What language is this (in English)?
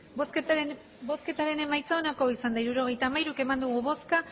Basque